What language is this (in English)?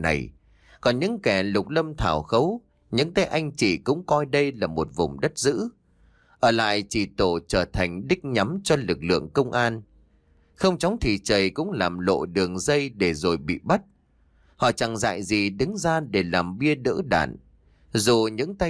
Vietnamese